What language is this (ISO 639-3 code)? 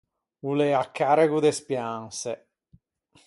lij